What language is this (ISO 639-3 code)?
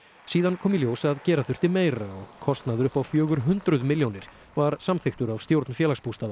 isl